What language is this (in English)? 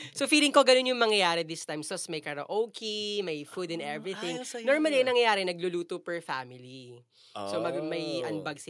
Filipino